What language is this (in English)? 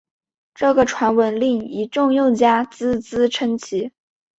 Chinese